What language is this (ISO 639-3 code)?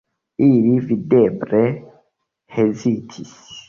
epo